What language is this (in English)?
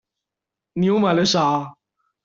Chinese